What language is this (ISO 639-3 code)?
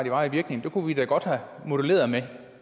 dan